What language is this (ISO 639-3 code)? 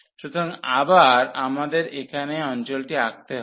ben